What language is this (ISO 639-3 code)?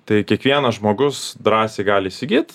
lit